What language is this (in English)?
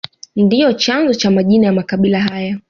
Swahili